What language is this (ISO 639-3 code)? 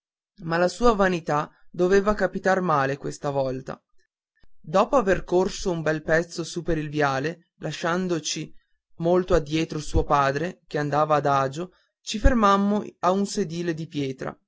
ita